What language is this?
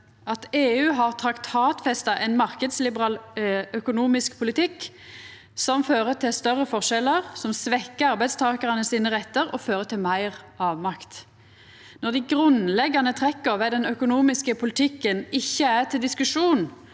Norwegian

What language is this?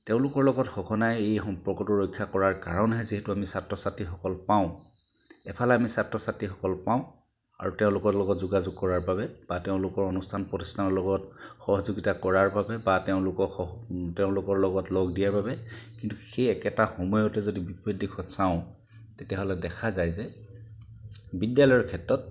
Assamese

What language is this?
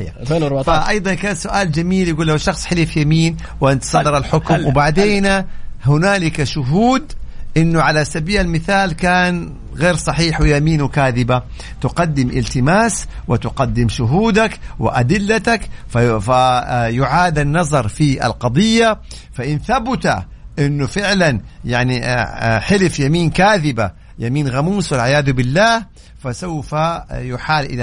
Arabic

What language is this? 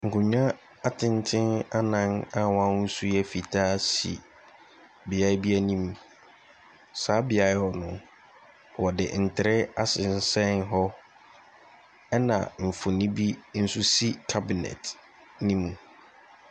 Akan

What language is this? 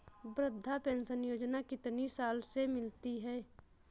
Hindi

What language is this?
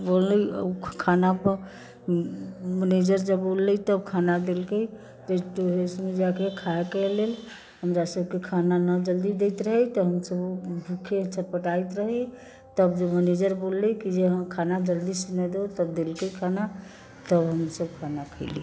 Maithili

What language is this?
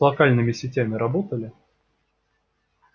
Russian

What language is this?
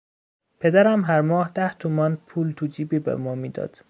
Persian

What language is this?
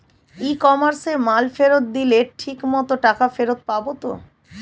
Bangla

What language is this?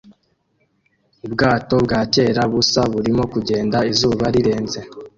Kinyarwanda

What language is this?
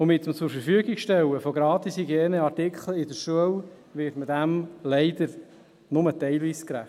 Swiss German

